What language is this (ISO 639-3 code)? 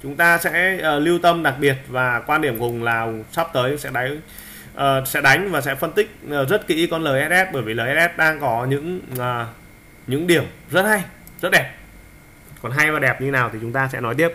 vie